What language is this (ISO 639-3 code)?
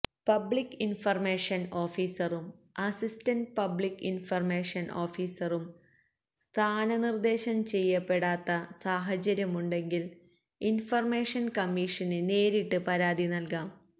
mal